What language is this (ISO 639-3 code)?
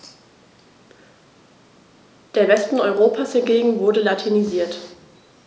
deu